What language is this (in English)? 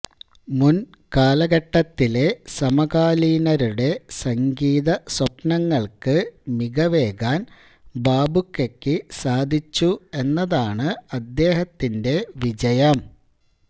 Malayalam